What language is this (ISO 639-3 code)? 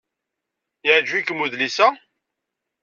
kab